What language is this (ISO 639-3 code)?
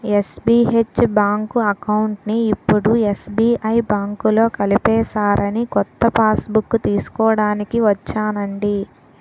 tel